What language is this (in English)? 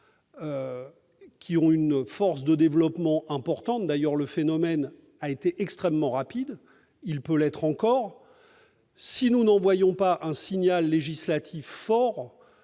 French